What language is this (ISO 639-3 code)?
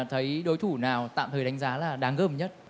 vie